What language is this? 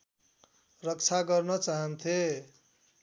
Nepali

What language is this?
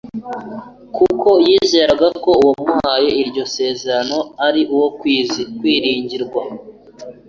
Kinyarwanda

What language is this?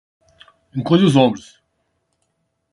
Portuguese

